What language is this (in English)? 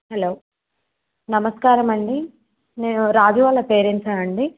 Telugu